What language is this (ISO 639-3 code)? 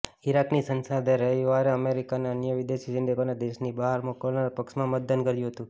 guj